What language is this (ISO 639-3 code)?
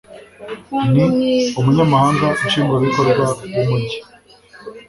kin